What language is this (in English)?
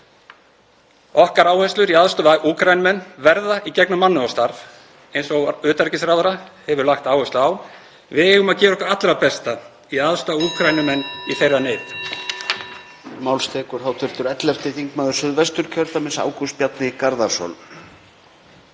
Icelandic